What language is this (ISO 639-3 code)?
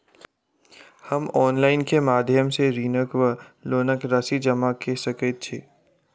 mai